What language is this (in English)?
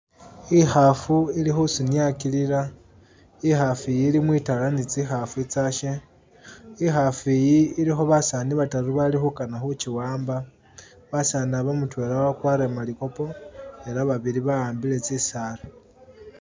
Masaaba